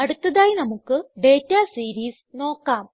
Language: Malayalam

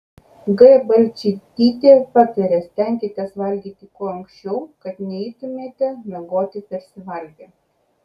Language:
Lithuanian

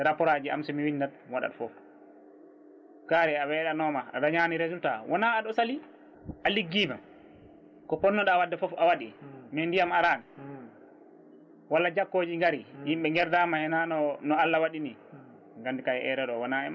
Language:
Fula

